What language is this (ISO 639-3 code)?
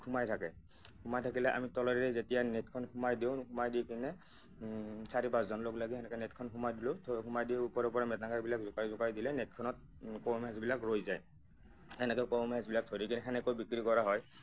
asm